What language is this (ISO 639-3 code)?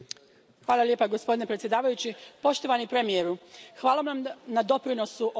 hrv